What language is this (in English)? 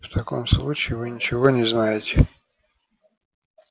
Russian